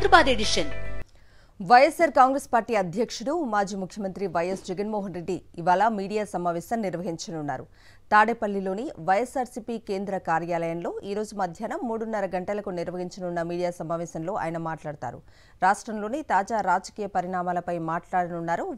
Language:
Telugu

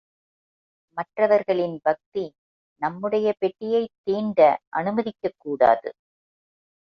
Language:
Tamil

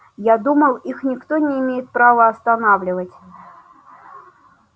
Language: Russian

